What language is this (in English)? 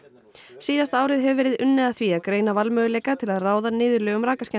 Icelandic